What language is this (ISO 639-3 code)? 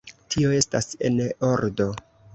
epo